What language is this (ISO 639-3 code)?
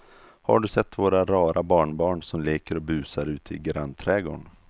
swe